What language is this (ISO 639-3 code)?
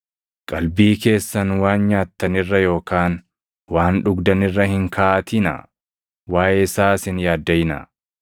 orm